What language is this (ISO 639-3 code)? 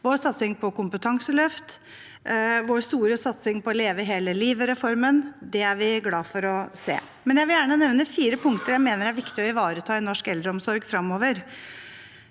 nor